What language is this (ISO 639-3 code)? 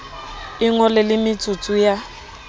sot